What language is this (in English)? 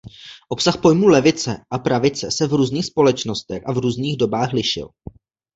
Czech